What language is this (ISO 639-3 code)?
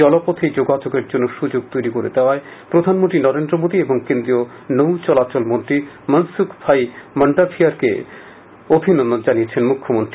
ben